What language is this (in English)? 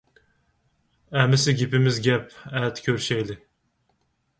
Uyghur